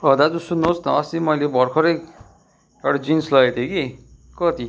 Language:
Nepali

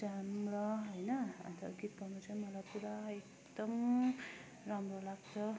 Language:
Nepali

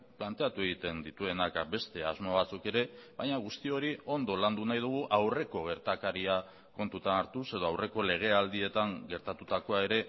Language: Basque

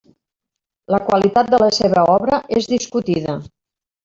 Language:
Catalan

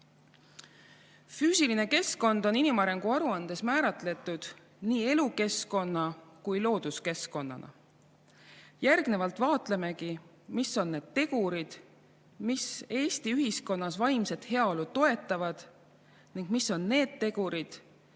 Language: Estonian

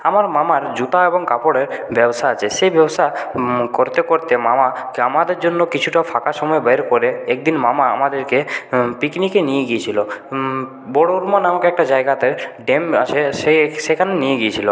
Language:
Bangla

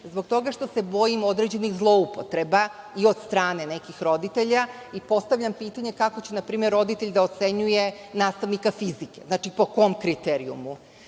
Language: Serbian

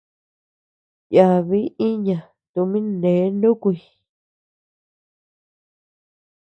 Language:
Tepeuxila Cuicatec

